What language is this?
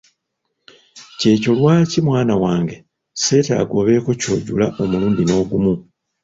Ganda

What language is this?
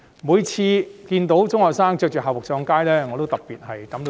Cantonese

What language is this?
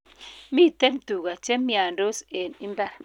Kalenjin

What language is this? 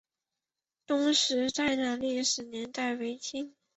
Chinese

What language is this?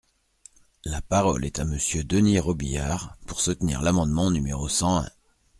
French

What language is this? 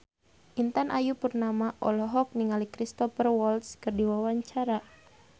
Sundanese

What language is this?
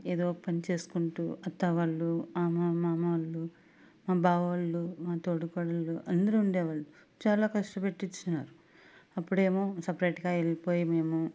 Telugu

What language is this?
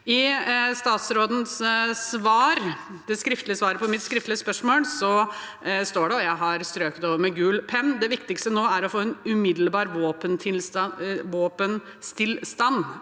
Norwegian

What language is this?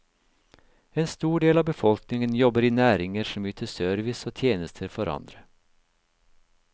Norwegian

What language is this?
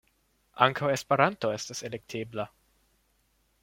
Esperanto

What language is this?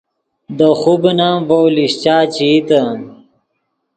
Yidgha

